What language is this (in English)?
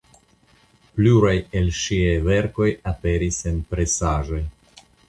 Esperanto